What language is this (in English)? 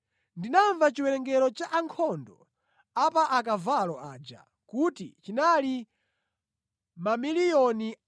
Nyanja